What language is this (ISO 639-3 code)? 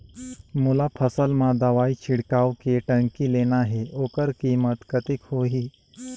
hne